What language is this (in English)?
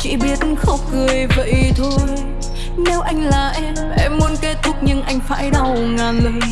Vietnamese